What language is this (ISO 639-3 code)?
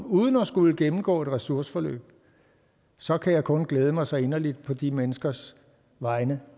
dan